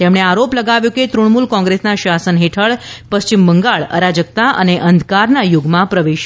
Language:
Gujarati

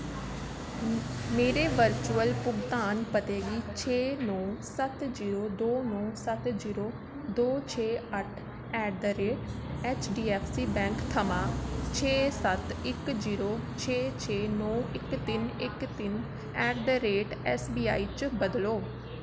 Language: Dogri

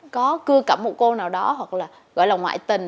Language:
Vietnamese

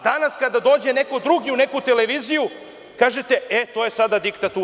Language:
Serbian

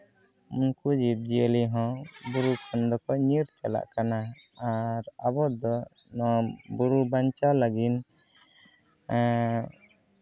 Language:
Santali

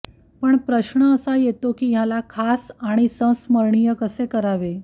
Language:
Marathi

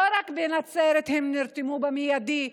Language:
Hebrew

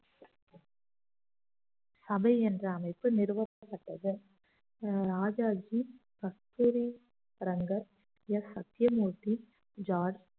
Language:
Tamil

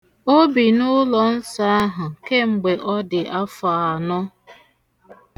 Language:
Igbo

